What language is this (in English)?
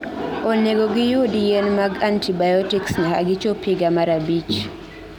Luo (Kenya and Tanzania)